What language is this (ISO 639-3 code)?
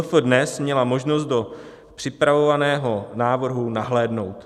ces